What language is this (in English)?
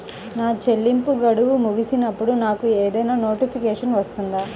Telugu